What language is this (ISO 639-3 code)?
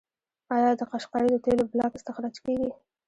pus